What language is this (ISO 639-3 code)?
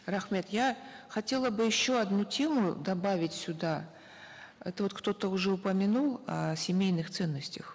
kaz